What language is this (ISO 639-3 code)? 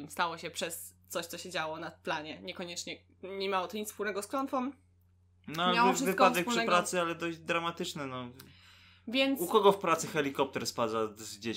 pol